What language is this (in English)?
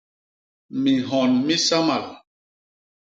Basaa